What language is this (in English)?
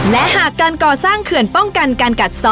Thai